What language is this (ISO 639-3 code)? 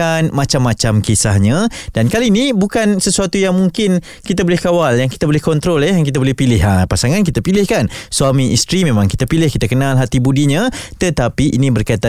msa